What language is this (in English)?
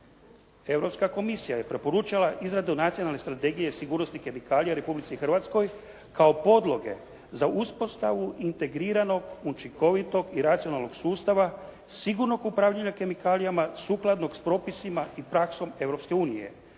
Croatian